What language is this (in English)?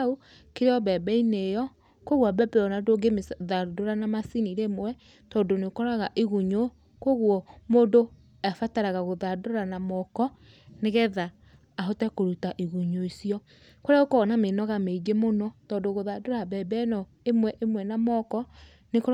Kikuyu